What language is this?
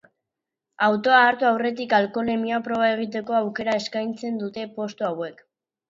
Basque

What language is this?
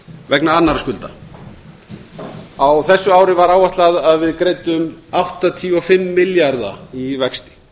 Icelandic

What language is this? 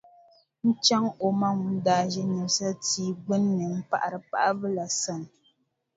Dagbani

